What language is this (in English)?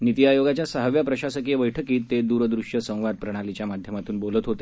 Marathi